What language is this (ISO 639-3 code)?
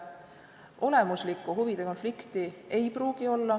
est